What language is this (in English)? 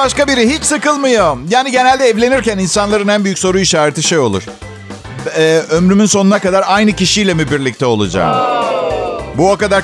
Turkish